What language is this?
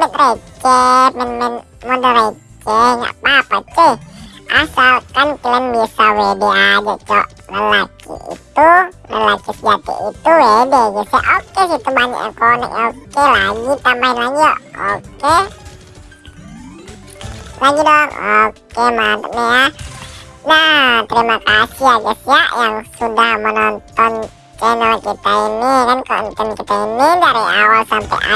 Indonesian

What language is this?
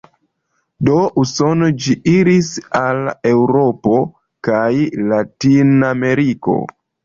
Esperanto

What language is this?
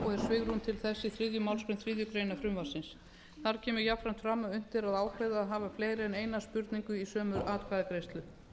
Icelandic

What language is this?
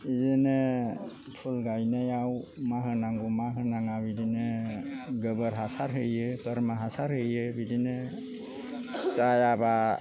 Bodo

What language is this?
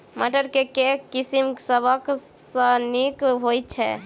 Maithili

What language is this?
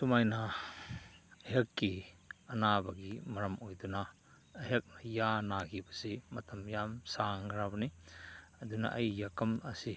Manipuri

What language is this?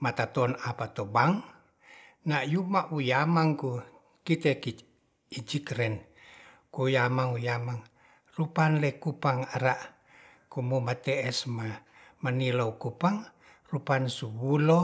Ratahan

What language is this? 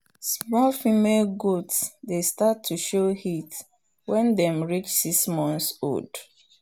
Nigerian Pidgin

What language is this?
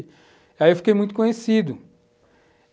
Portuguese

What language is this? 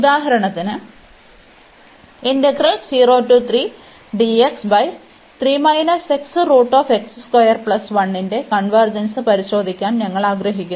Malayalam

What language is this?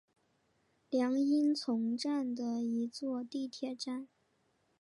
Chinese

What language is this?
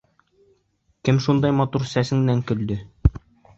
Bashkir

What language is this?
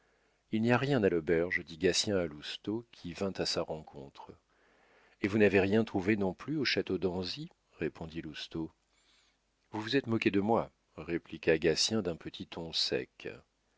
French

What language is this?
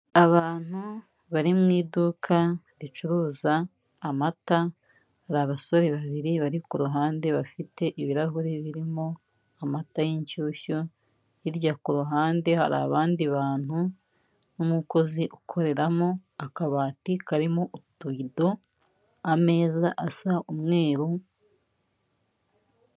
Kinyarwanda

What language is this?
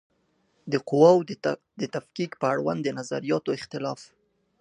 Pashto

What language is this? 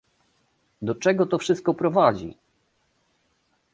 Polish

